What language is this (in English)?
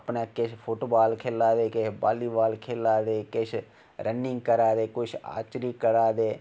Dogri